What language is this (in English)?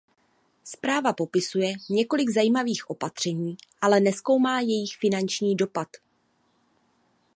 Czech